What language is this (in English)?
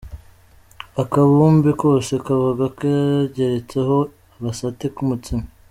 Kinyarwanda